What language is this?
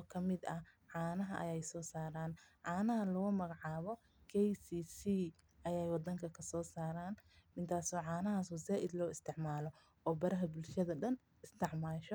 Somali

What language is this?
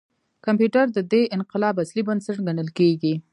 Pashto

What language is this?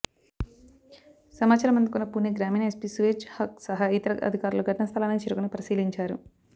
Telugu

